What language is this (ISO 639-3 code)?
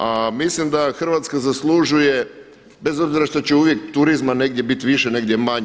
hrv